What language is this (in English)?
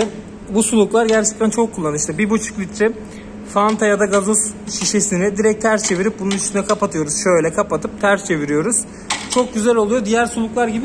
Turkish